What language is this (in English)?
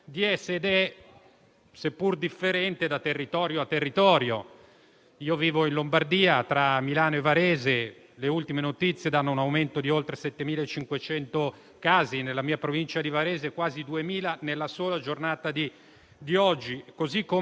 Italian